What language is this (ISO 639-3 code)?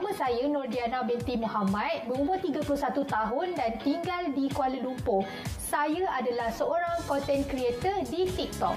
msa